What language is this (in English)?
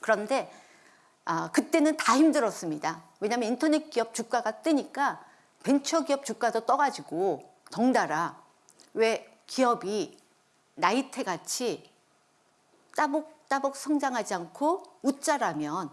Korean